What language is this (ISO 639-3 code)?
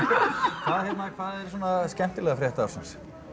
isl